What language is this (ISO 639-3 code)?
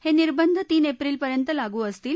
mar